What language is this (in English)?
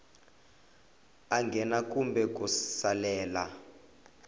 Tsonga